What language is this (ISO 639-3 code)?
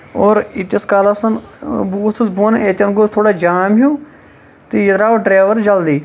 kas